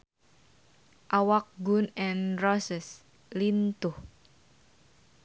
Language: Sundanese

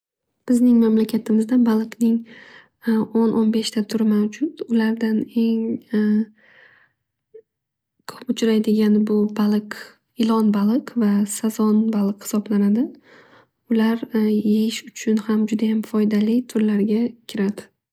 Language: Uzbek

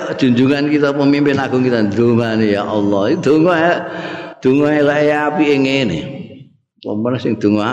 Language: Indonesian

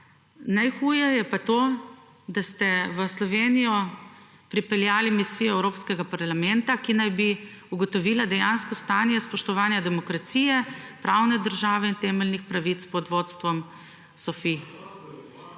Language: Slovenian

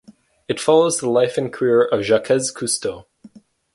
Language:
English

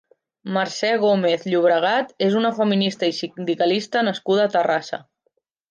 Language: Catalan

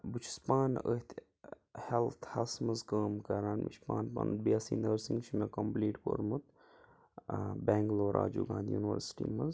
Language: Kashmiri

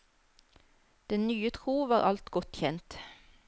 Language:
Norwegian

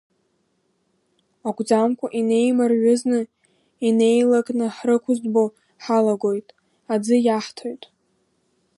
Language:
Abkhazian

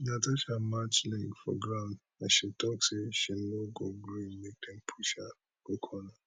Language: Nigerian Pidgin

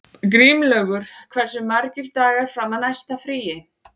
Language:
Icelandic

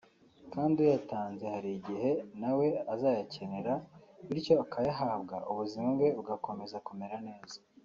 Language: Kinyarwanda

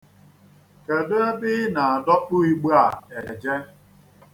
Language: Igbo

